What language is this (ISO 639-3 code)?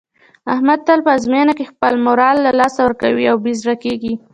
pus